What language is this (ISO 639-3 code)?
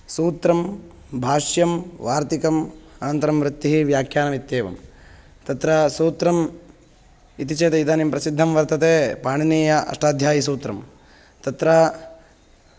san